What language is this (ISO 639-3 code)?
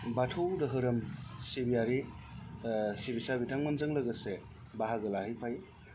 brx